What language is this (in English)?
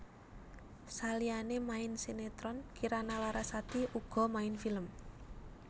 Javanese